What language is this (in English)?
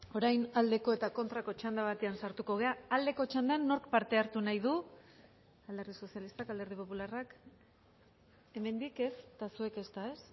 Basque